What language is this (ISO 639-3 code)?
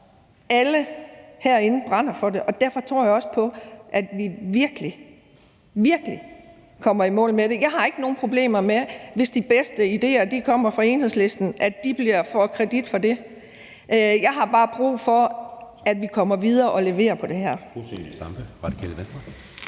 dan